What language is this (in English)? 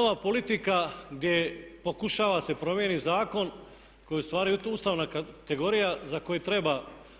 Croatian